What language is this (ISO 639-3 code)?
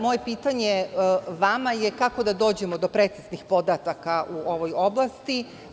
srp